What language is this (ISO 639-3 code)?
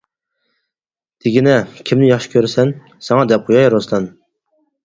uig